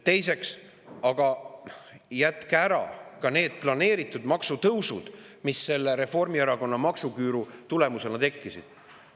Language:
Estonian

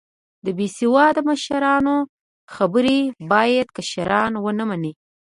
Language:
Pashto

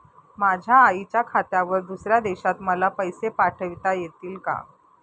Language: Marathi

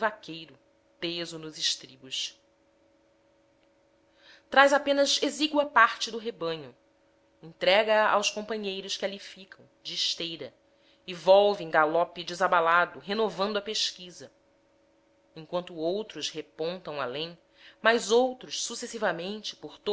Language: Portuguese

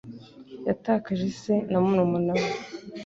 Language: Kinyarwanda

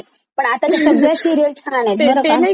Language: Marathi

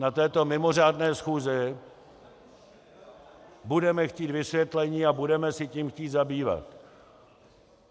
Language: Czech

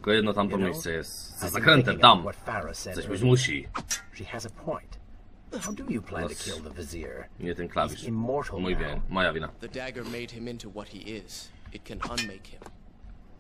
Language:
Polish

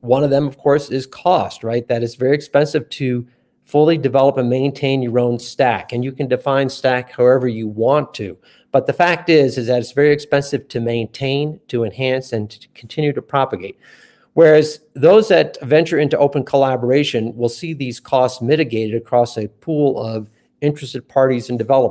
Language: English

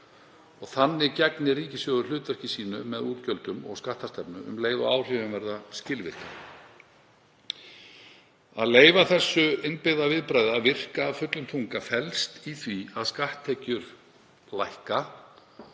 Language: Icelandic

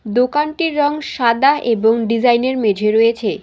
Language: Bangla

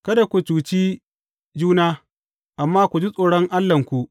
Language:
Hausa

